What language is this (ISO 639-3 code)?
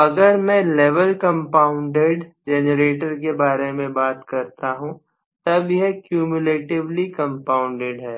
hin